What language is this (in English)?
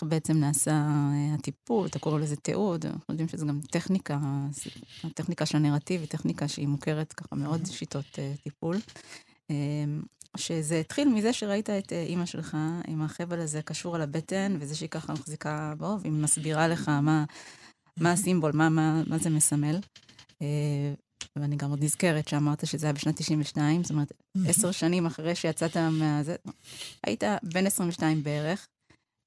Hebrew